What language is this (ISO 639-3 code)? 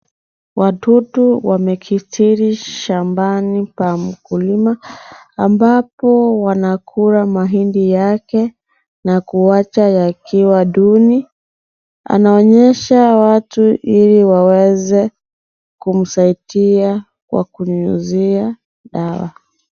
swa